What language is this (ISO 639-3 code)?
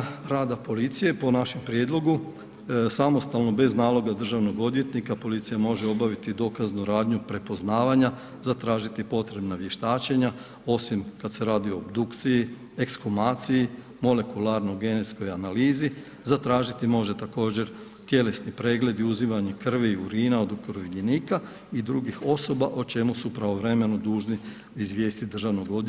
hrv